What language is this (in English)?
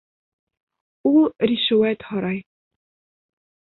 Bashkir